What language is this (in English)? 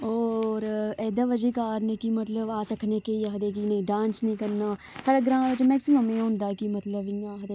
Dogri